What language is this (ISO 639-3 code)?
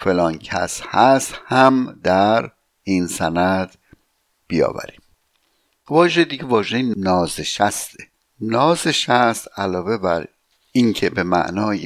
fas